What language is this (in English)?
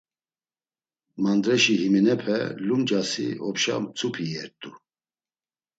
Laz